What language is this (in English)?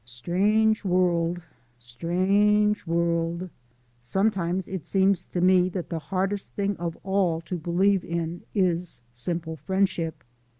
English